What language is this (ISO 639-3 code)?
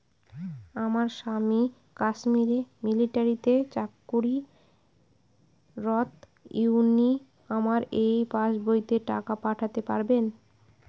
ben